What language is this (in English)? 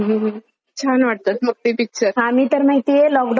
Marathi